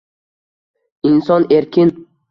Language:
Uzbek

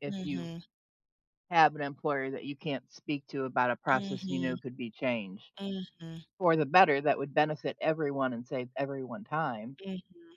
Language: English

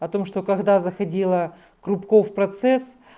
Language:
Russian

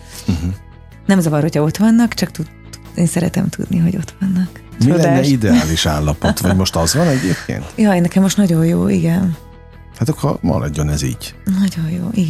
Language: Hungarian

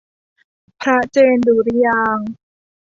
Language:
Thai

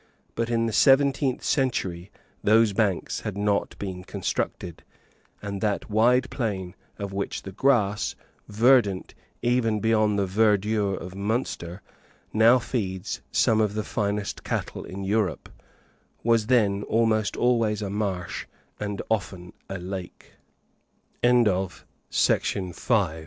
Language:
English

